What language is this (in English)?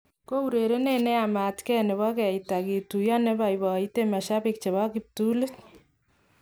Kalenjin